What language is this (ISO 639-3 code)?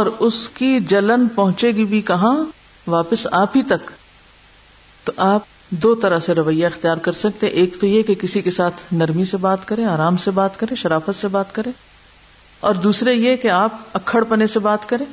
urd